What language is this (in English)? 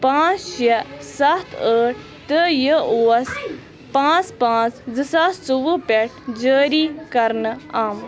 Kashmiri